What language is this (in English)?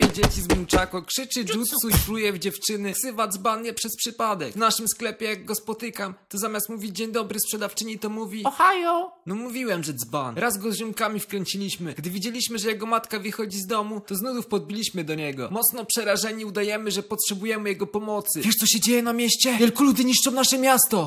Polish